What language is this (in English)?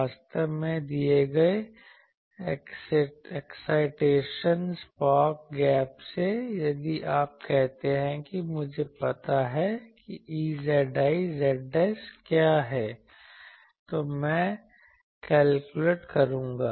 Hindi